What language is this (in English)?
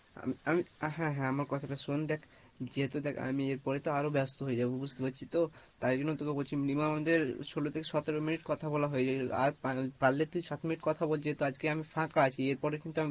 Bangla